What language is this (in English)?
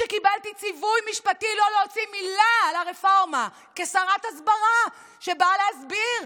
Hebrew